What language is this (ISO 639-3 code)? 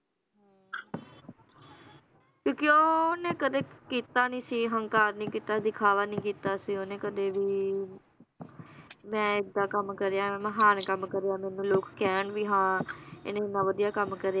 pan